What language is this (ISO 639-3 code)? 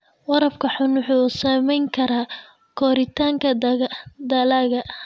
som